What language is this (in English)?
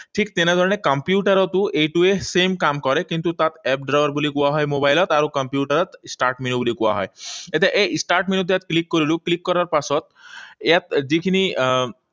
Assamese